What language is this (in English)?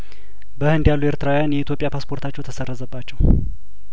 Amharic